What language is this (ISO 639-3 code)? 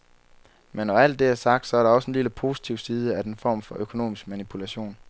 dan